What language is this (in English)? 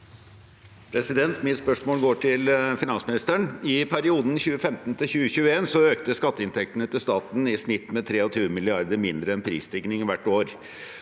Norwegian